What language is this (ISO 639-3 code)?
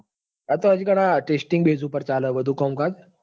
guj